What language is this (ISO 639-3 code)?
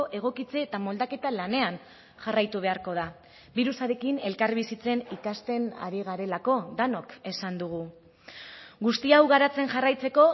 eus